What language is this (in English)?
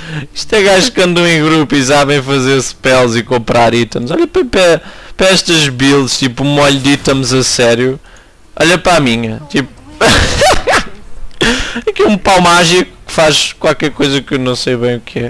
Portuguese